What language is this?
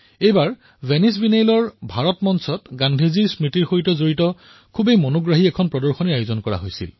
Assamese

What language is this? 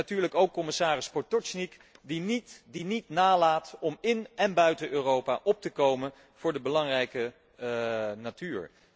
Dutch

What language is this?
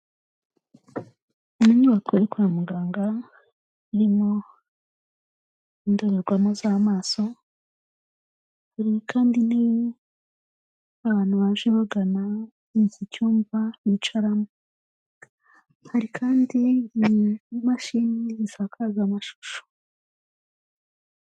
Kinyarwanda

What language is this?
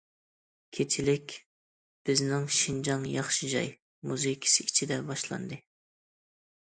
Uyghur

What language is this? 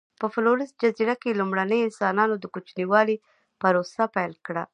Pashto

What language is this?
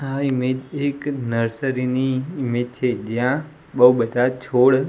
Gujarati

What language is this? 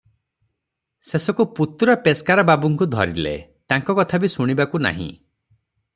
Odia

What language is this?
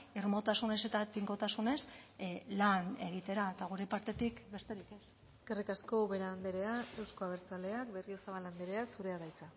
Basque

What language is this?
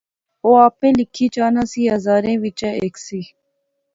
Pahari-Potwari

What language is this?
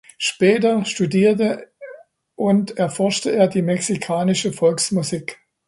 German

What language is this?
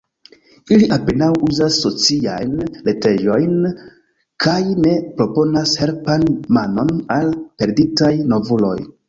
Esperanto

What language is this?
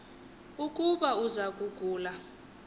Xhosa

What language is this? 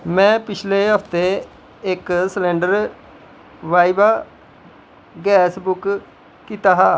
Dogri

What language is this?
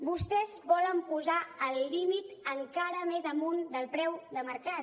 Catalan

